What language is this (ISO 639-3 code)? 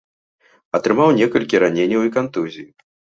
bel